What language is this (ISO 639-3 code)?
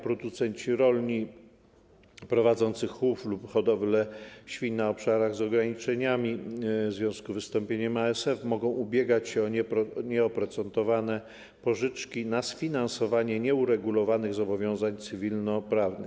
pol